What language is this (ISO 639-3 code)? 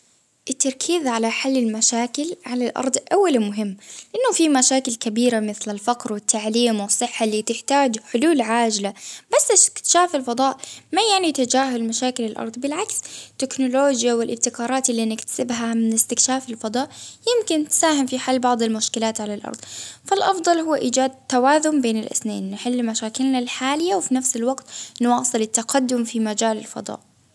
abv